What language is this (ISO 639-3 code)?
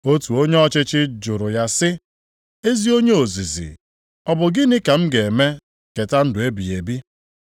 ibo